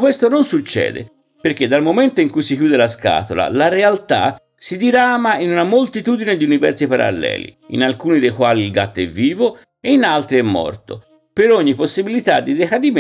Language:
Italian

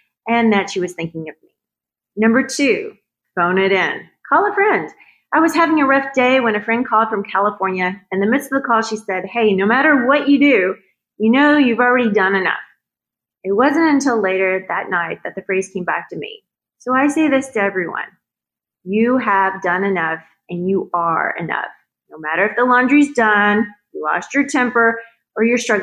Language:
English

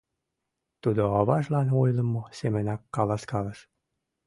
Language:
Mari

